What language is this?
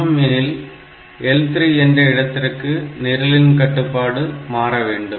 Tamil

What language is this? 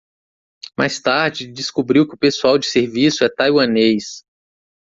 Portuguese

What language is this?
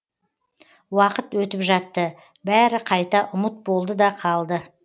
Kazakh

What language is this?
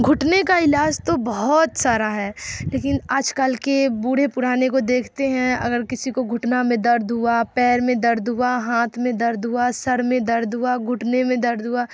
Urdu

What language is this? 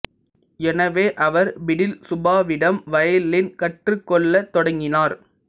Tamil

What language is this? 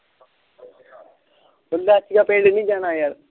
Punjabi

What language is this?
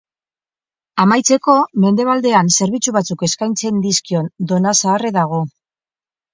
Basque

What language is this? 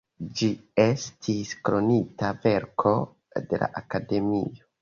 Esperanto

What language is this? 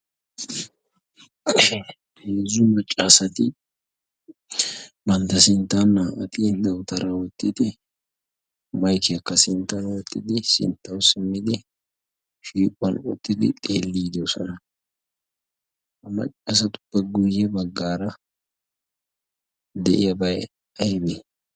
Wolaytta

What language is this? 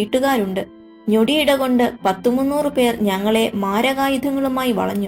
Malayalam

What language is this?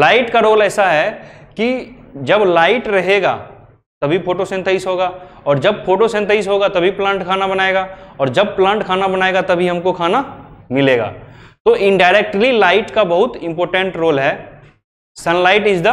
Hindi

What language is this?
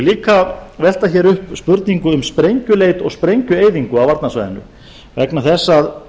Icelandic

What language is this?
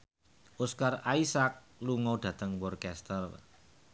Javanese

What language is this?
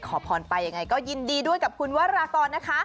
Thai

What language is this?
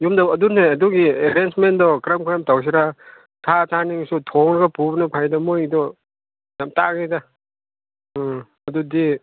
Manipuri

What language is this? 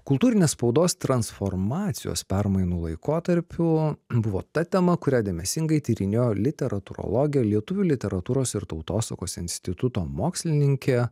Lithuanian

